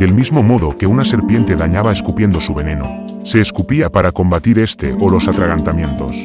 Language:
Spanish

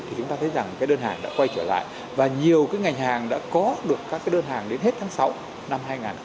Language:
Vietnamese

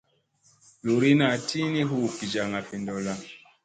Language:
Musey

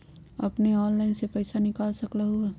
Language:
Magahi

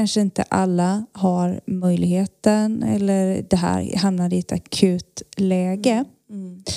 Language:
Swedish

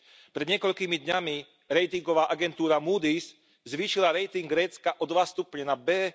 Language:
Slovak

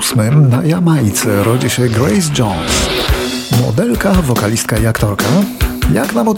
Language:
Polish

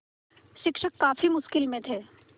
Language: Hindi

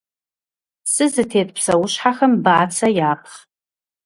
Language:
Kabardian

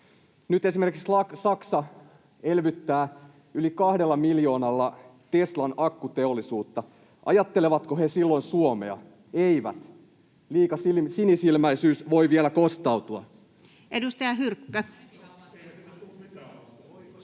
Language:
Finnish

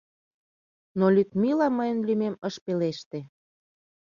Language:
Mari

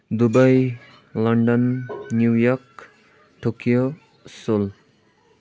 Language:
Nepali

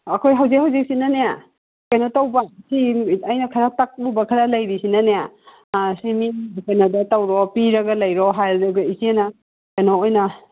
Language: Manipuri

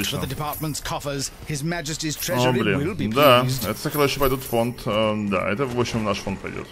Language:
Russian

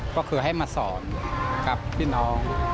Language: Thai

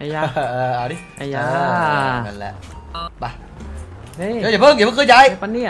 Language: Thai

